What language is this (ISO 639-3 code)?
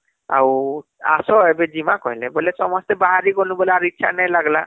ori